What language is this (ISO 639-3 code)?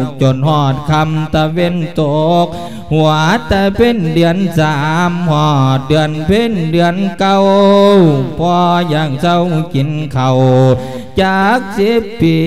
tha